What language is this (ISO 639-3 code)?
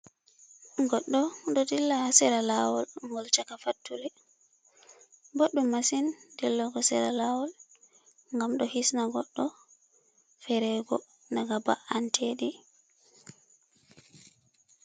ful